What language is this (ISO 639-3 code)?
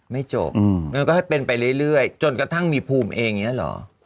tha